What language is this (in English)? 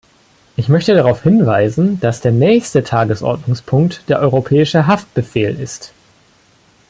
German